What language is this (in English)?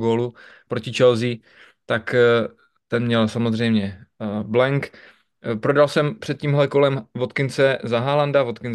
Czech